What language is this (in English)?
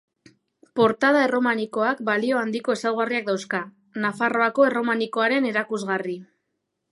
Basque